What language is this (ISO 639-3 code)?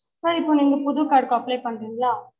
tam